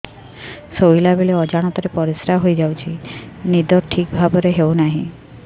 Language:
Odia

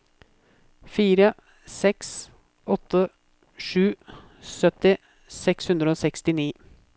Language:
Norwegian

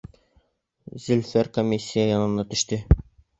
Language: Bashkir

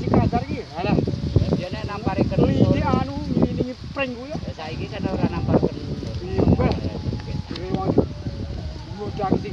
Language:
Indonesian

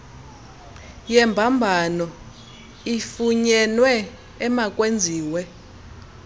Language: Xhosa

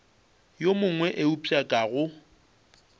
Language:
Northern Sotho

